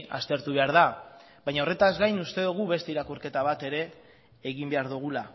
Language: Basque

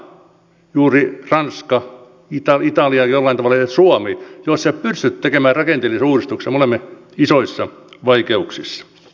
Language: Finnish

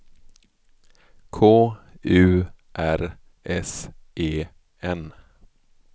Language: Swedish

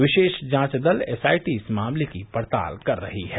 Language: Hindi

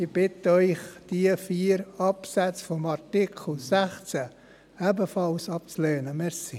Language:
Swiss German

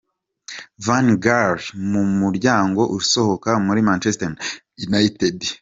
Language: Kinyarwanda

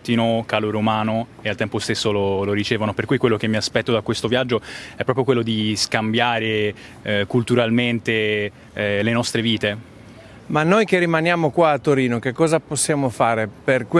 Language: Italian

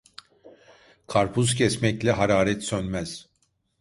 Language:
Turkish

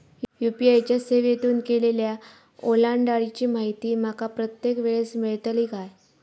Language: Marathi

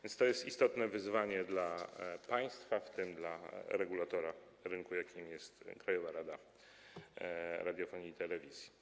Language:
Polish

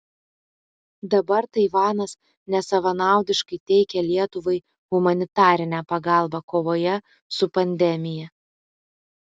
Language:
Lithuanian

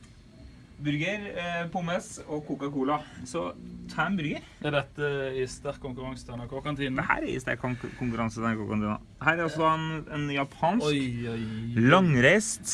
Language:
Norwegian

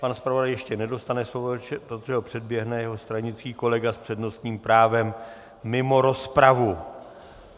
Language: Czech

